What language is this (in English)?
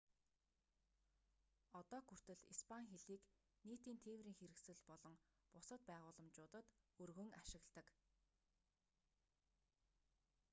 Mongolian